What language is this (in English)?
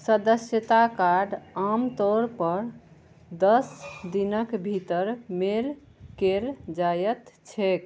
Maithili